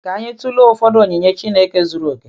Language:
Igbo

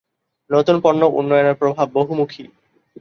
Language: Bangla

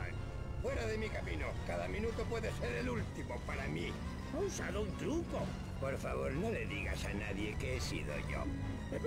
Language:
Spanish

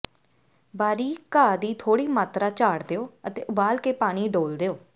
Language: Punjabi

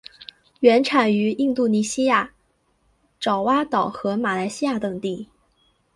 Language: Chinese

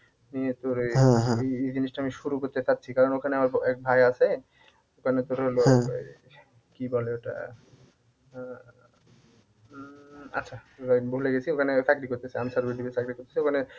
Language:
Bangla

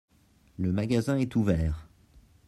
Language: French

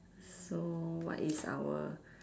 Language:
English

